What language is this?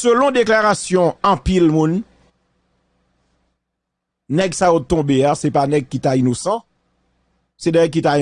French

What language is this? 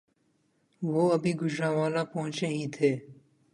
Urdu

